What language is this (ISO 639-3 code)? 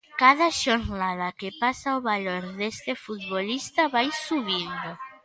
glg